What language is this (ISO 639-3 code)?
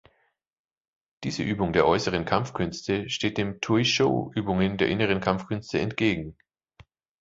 deu